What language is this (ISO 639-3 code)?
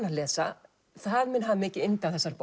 isl